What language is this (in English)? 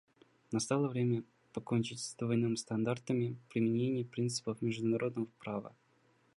Russian